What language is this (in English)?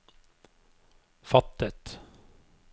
Norwegian